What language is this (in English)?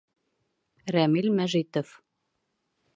Bashkir